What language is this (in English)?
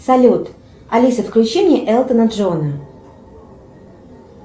Russian